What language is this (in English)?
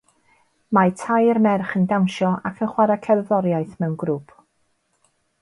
Welsh